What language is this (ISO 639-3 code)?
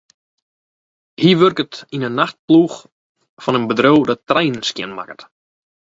fry